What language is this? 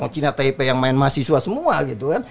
Indonesian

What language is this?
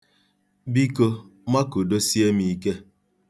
Igbo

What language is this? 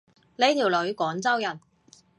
Cantonese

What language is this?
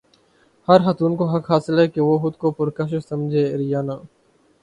Urdu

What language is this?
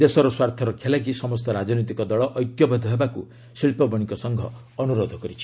Odia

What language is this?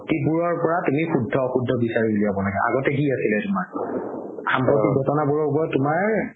Assamese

